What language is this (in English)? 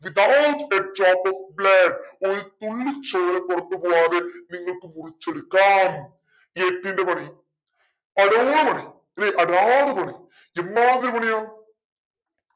Malayalam